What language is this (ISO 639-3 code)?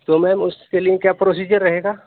urd